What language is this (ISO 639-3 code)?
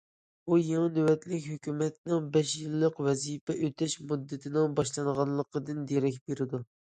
uig